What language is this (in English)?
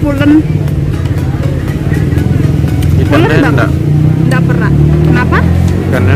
Indonesian